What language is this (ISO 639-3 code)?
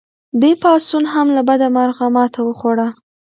pus